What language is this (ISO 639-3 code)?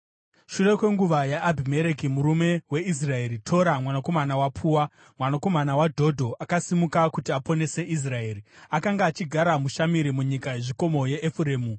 sna